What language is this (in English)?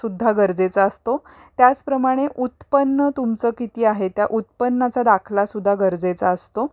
Marathi